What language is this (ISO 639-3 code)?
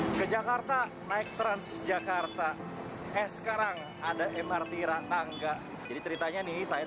ind